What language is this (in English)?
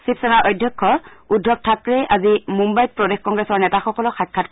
Assamese